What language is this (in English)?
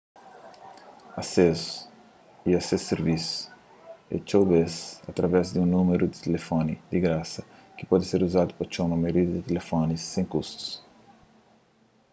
Kabuverdianu